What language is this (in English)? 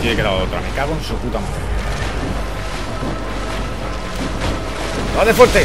Spanish